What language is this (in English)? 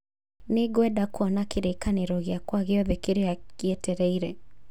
Kikuyu